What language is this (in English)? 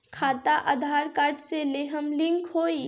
Bhojpuri